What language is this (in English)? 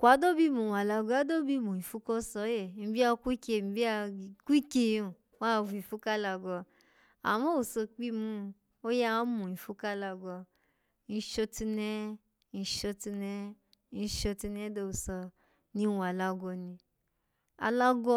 Alago